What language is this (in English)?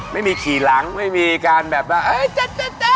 Thai